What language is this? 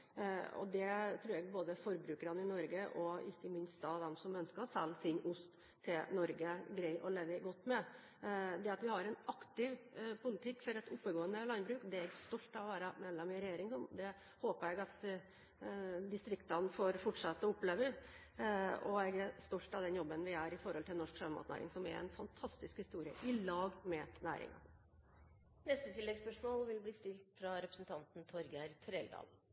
Norwegian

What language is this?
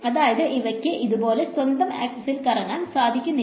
Malayalam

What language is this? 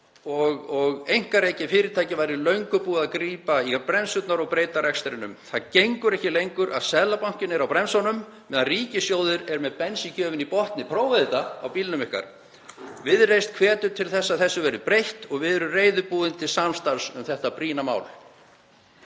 Icelandic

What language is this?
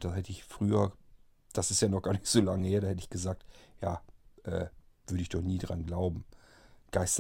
German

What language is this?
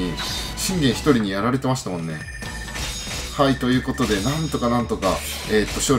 Japanese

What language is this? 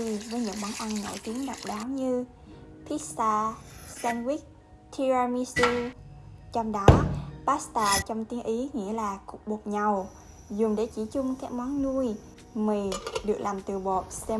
Vietnamese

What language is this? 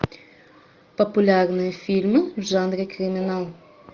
Russian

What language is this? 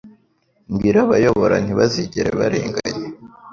Kinyarwanda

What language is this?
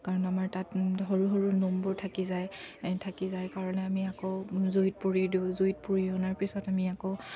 Assamese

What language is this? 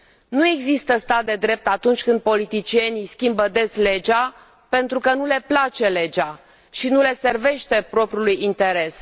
Romanian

